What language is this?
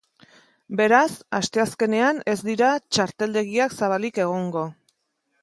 Basque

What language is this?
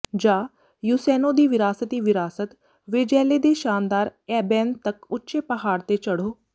Punjabi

